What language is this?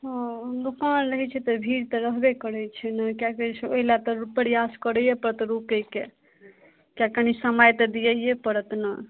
Maithili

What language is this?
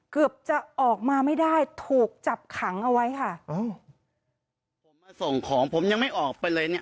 Thai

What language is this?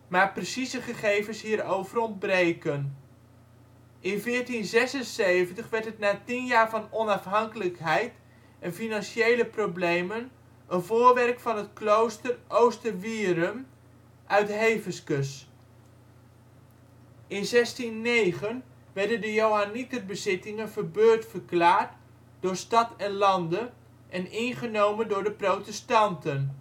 Dutch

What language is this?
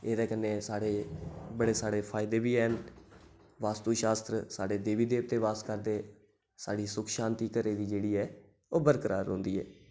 Dogri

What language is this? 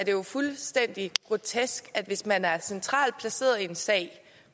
Danish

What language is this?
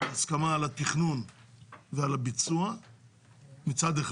Hebrew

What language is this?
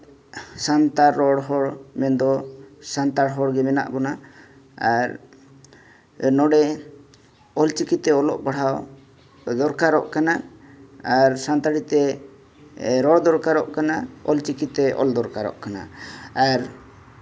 Santali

